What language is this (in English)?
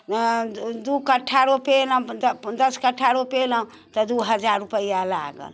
Maithili